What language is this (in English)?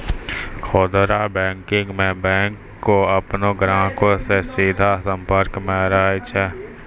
Maithili